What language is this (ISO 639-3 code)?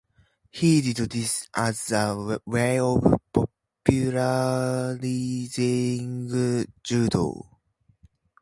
eng